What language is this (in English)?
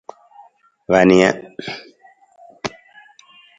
Nawdm